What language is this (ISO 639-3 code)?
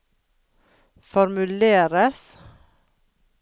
nor